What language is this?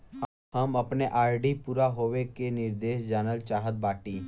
Bhojpuri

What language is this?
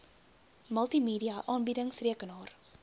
Afrikaans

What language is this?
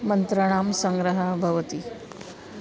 Sanskrit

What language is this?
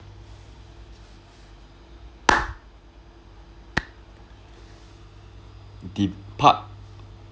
English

